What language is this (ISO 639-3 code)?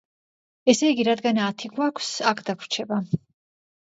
kat